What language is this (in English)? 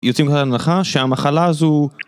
Hebrew